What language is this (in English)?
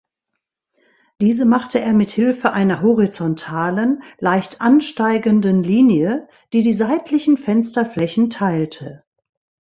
German